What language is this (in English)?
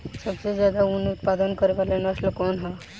Bhojpuri